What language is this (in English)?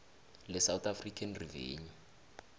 South Ndebele